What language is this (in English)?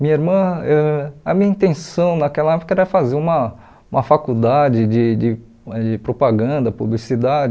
Portuguese